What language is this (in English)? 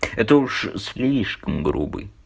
Russian